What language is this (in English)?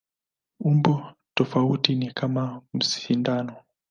Swahili